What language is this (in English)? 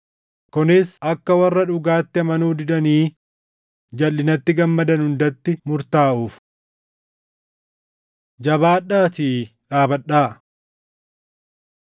Oromo